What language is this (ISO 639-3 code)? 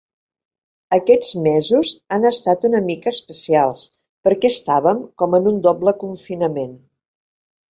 cat